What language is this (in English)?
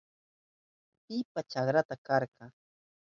Southern Pastaza Quechua